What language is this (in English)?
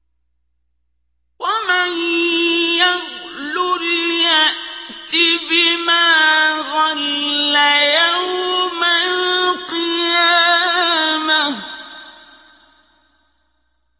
Arabic